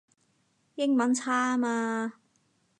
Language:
Cantonese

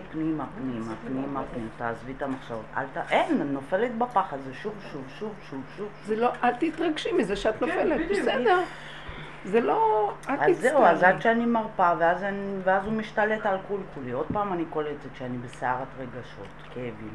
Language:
Hebrew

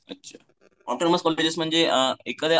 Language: Marathi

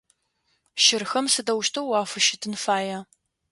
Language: Adyghe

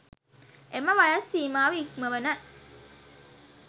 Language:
Sinhala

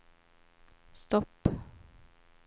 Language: Swedish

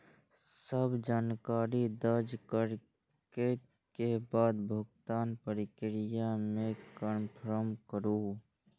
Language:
Maithili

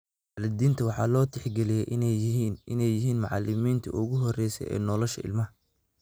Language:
Somali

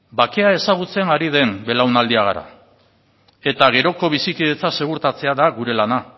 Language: Basque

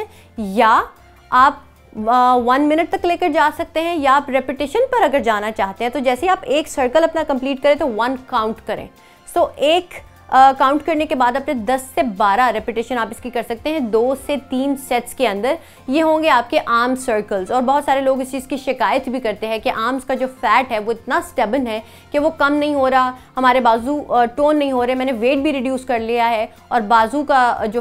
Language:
Hindi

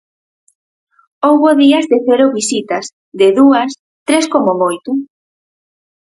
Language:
Galician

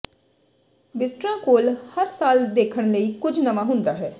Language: Punjabi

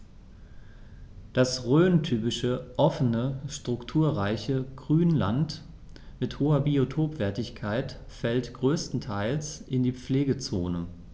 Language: German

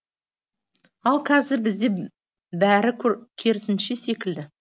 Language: Kazakh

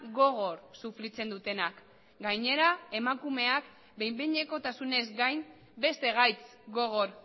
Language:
Basque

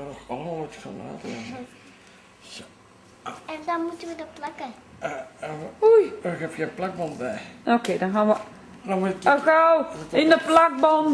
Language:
Dutch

